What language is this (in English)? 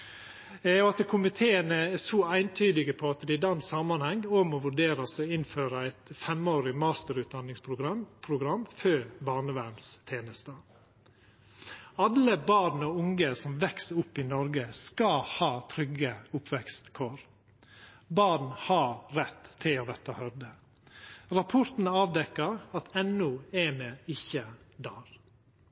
Norwegian Nynorsk